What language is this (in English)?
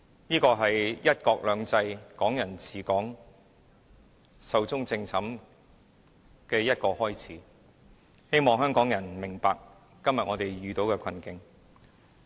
Cantonese